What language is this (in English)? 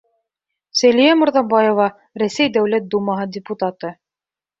Bashkir